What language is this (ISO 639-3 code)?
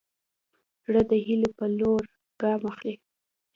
pus